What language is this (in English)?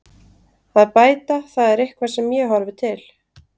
Icelandic